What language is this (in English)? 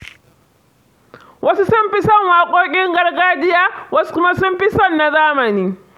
Hausa